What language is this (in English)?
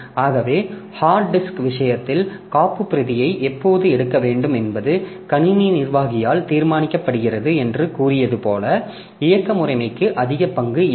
Tamil